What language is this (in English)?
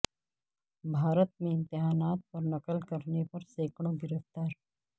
Urdu